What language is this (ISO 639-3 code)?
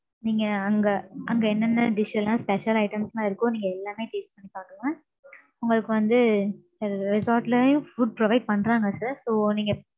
tam